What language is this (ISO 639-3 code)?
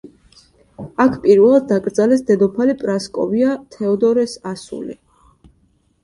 kat